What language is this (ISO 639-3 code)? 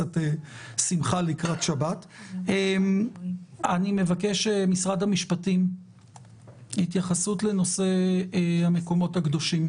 heb